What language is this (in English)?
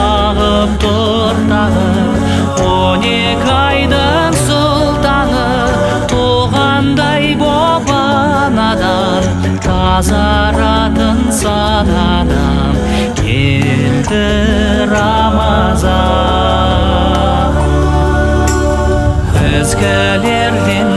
Romanian